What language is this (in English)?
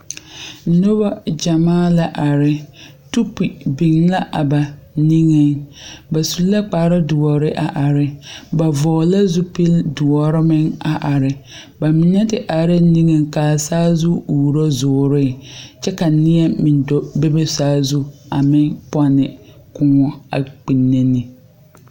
Southern Dagaare